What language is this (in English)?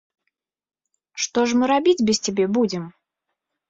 Belarusian